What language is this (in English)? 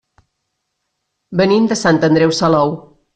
Catalan